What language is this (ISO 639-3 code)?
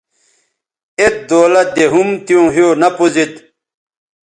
btv